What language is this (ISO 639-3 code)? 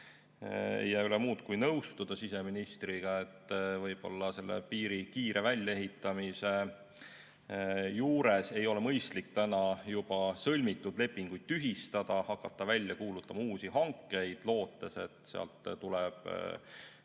est